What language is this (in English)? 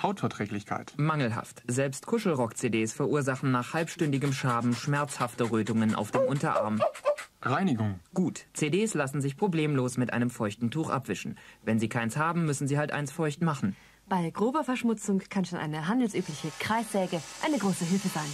German